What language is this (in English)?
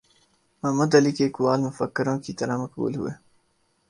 Urdu